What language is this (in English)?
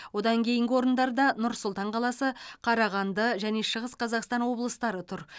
Kazakh